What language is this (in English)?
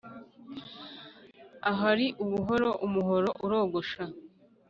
Kinyarwanda